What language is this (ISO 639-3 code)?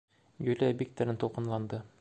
bak